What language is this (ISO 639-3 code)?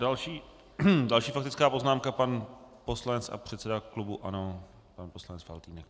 ces